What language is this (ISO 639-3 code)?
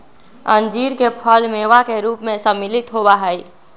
mag